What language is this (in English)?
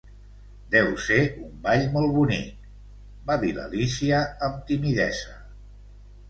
Catalan